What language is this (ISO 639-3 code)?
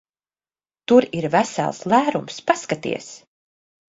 lav